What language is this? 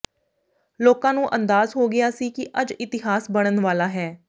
Punjabi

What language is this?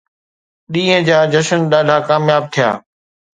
Sindhi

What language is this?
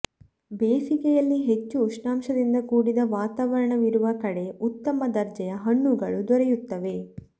Kannada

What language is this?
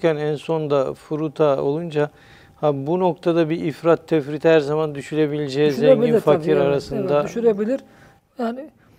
Turkish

